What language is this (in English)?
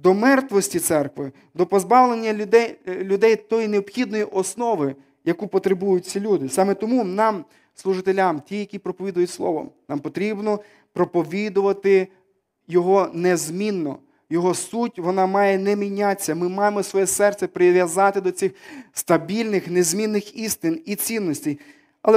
Ukrainian